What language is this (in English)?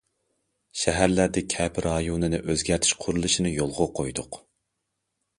Uyghur